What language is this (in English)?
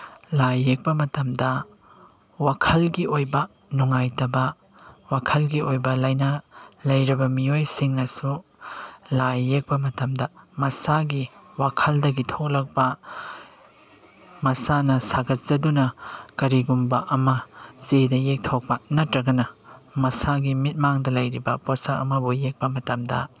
Manipuri